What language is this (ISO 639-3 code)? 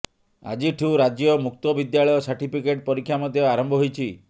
ori